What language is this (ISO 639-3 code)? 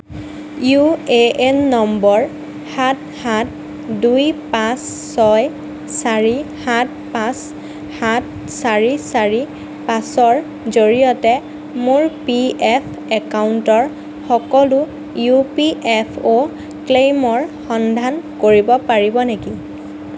asm